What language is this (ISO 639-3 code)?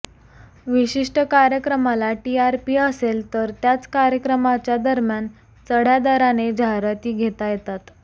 mar